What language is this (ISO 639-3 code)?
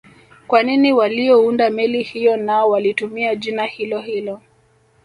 swa